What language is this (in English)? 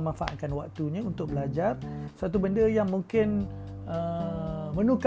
Malay